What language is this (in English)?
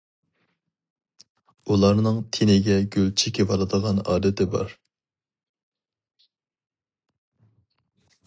Uyghur